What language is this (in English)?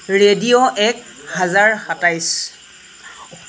Assamese